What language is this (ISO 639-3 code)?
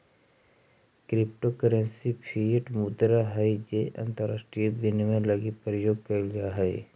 mag